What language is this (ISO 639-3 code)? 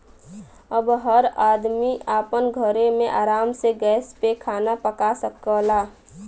bho